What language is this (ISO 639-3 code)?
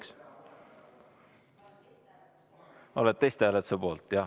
est